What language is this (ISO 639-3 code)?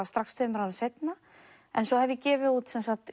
isl